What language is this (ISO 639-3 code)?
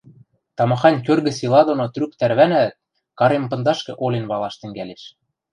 mrj